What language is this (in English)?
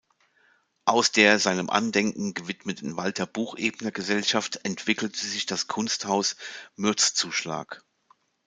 German